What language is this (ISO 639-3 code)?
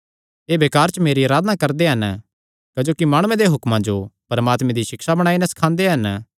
xnr